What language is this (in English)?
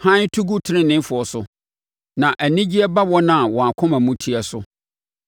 Akan